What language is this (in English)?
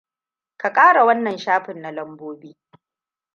Hausa